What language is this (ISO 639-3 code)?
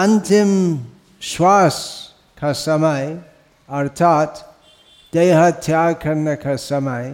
hin